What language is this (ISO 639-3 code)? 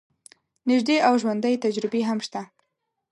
pus